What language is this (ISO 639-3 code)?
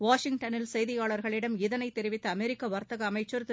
tam